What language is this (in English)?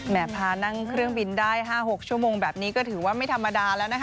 Thai